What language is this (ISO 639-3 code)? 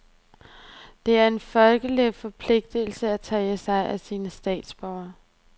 dan